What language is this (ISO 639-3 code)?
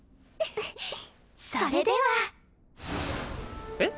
jpn